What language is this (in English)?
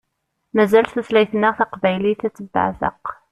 Kabyle